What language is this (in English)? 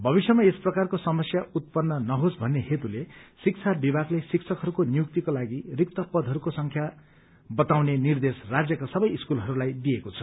Nepali